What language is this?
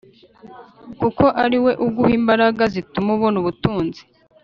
Kinyarwanda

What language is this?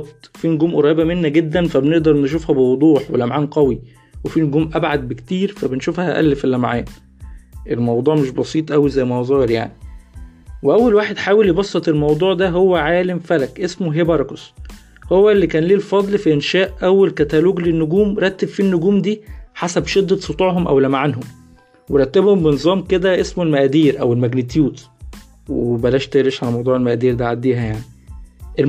Arabic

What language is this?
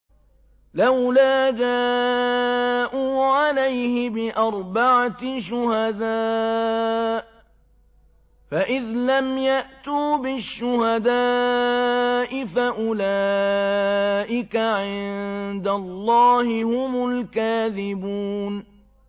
Arabic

